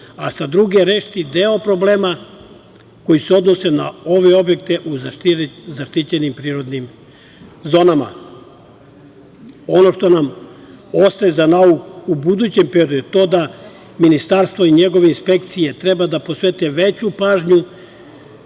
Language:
Serbian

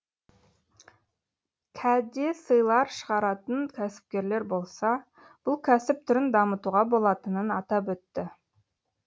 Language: Kazakh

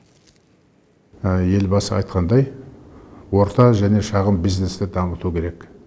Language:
Kazakh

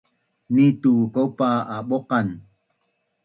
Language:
Bunun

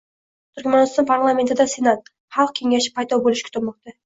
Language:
Uzbek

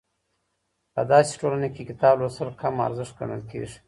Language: Pashto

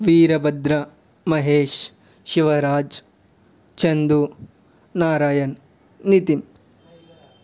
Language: Telugu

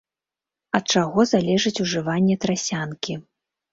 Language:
Belarusian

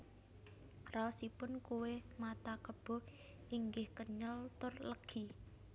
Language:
Javanese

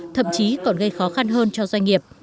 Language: Vietnamese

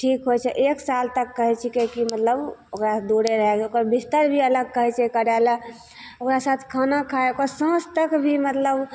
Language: Maithili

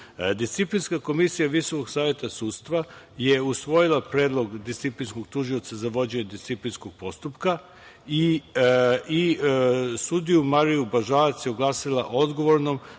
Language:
Serbian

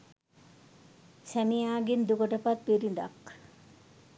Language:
Sinhala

